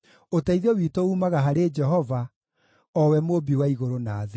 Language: Kikuyu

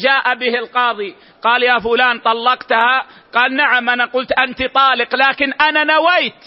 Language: Arabic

